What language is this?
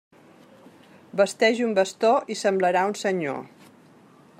Catalan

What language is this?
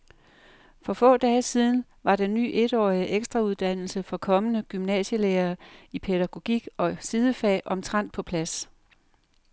Danish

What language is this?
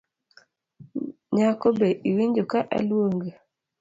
Luo (Kenya and Tanzania)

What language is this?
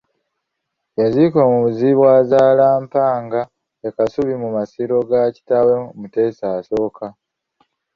Ganda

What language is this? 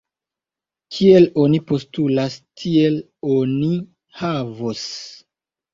Esperanto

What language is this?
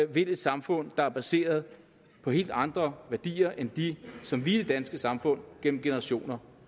Danish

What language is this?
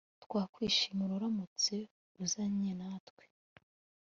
Kinyarwanda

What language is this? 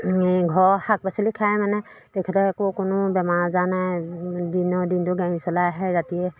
Assamese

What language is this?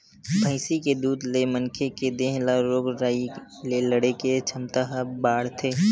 Chhattisgarhi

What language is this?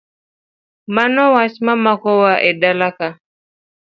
Luo (Kenya and Tanzania)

